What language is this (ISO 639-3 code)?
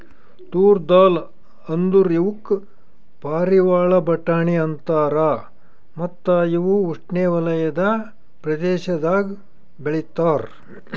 kan